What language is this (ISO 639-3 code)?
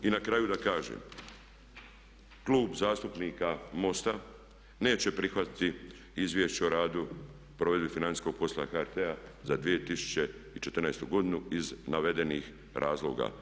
hrv